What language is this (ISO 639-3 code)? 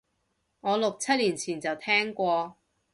yue